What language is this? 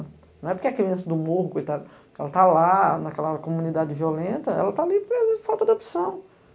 Portuguese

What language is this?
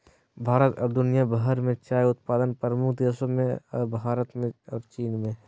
Magahi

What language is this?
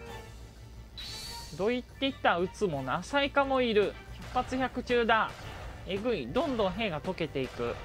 Japanese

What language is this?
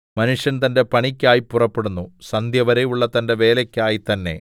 Malayalam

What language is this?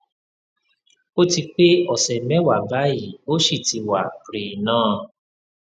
Yoruba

